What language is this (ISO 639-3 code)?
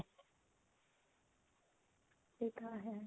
pan